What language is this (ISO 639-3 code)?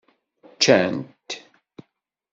kab